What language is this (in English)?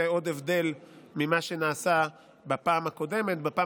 Hebrew